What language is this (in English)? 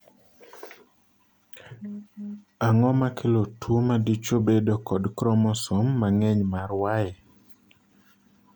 Luo (Kenya and Tanzania)